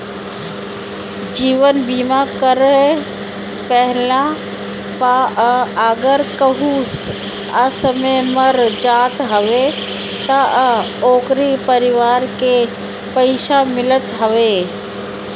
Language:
Bhojpuri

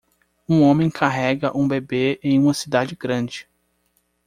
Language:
Portuguese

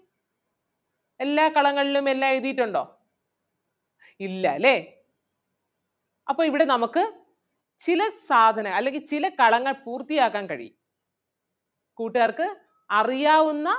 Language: Malayalam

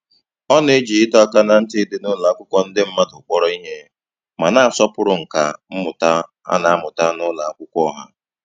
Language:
Igbo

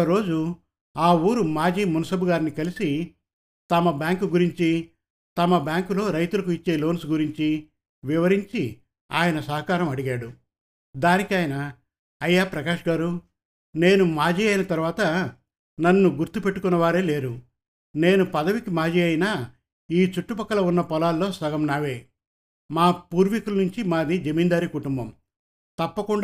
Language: Telugu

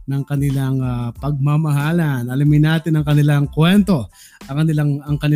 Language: Filipino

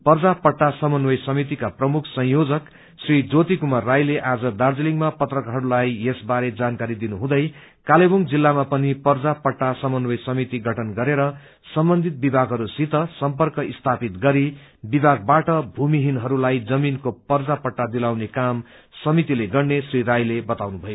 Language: Nepali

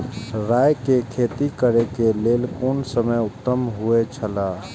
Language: Maithili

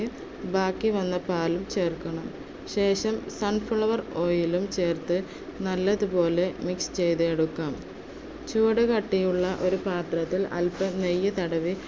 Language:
Malayalam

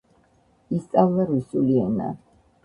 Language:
Georgian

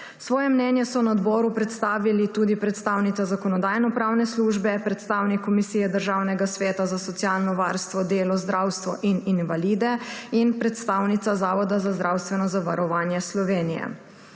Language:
Slovenian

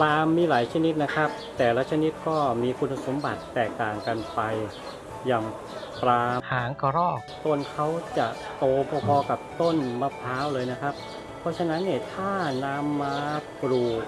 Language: Thai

